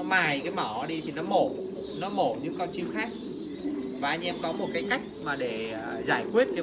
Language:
Vietnamese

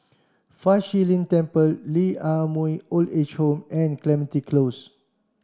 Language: English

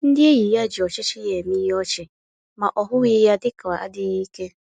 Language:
Igbo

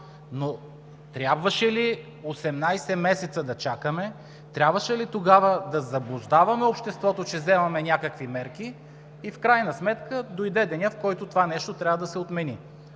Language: Bulgarian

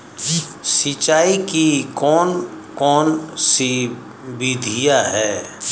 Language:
Hindi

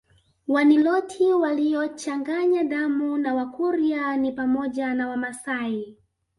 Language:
Swahili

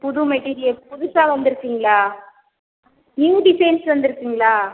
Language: Tamil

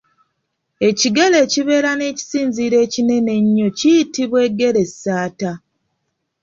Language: Ganda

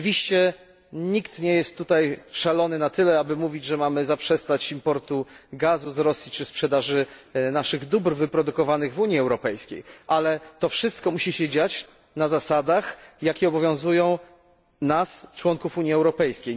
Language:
Polish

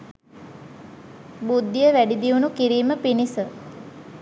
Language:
Sinhala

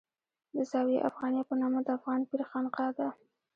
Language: Pashto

